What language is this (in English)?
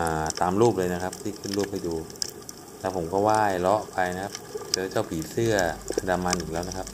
Thai